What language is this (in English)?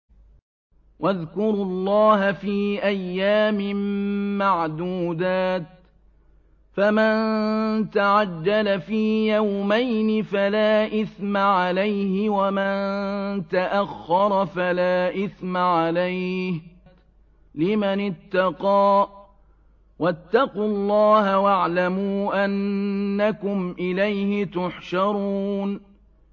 Arabic